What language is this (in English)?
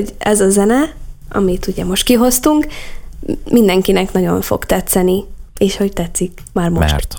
Hungarian